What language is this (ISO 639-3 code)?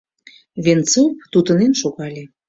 chm